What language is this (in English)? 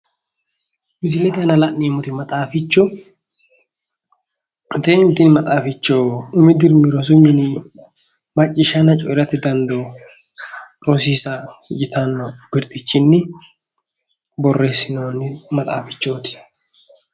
Sidamo